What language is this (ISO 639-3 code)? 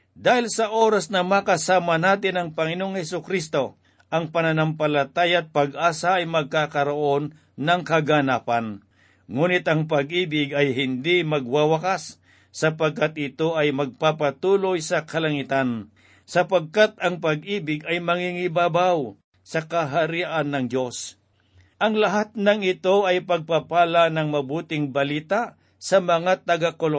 fil